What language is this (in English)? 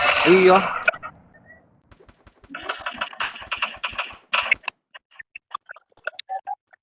Tamil